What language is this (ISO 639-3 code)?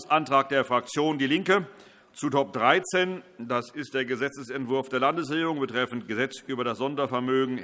deu